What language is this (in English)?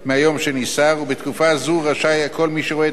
Hebrew